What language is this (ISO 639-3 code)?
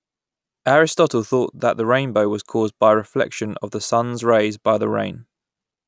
eng